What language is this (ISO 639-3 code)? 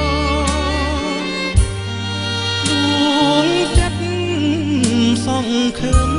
tha